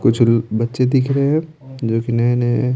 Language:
Hindi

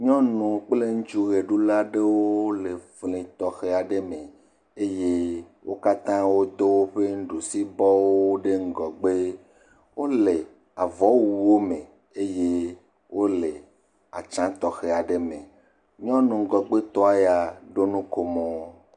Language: Ewe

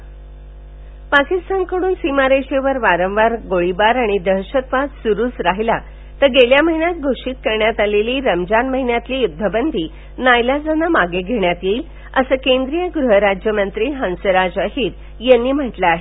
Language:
Marathi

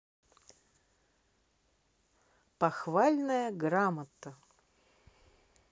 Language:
Russian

